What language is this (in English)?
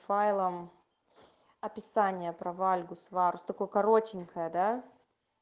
Russian